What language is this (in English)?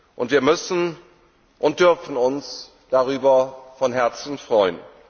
German